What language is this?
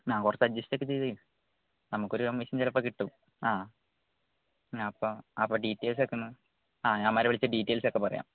Malayalam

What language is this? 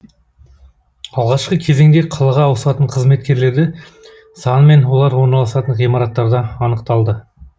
Kazakh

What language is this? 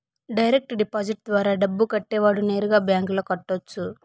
Telugu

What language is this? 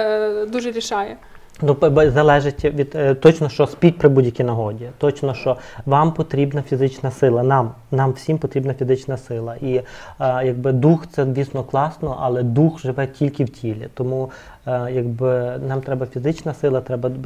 Ukrainian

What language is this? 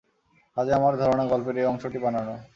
Bangla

